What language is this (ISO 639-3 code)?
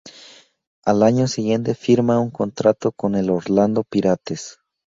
spa